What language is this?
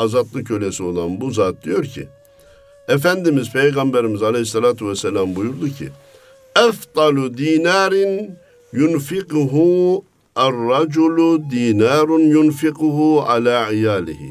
Turkish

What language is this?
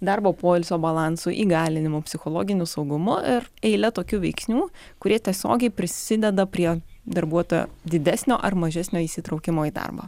Lithuanian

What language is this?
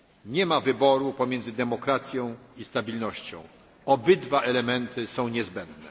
Polish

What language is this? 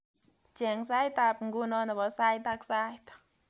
Kalenjin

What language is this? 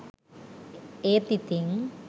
Sinhala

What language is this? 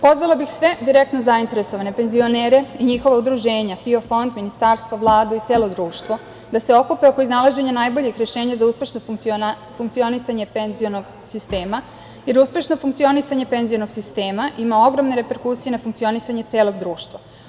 Serbian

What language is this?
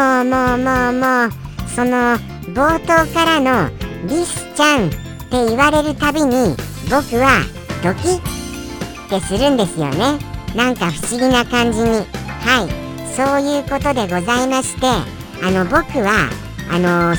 Japanese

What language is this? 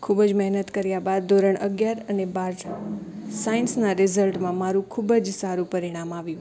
Gujarati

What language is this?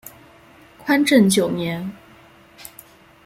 Chinese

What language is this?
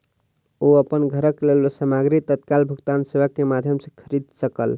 Maithili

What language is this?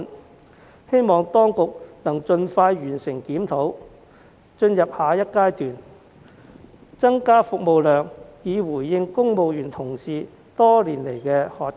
Cantonese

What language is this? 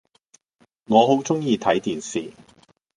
Cantonese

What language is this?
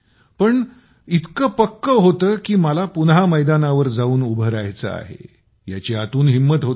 Marathi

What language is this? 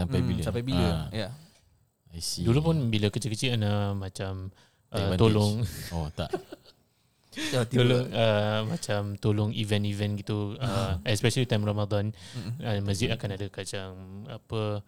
Malay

